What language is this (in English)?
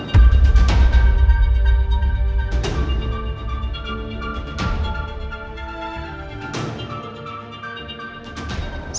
Indonesian